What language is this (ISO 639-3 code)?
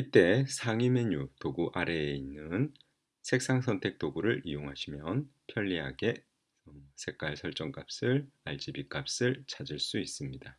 kor